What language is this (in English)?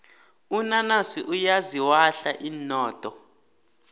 South Ndebele